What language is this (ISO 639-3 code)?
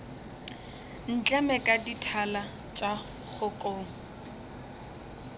nso